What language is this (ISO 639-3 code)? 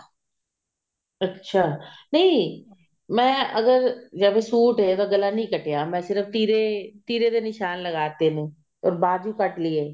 pan